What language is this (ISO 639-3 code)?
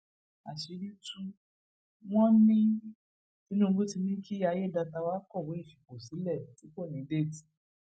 yor